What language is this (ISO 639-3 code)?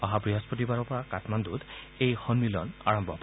asm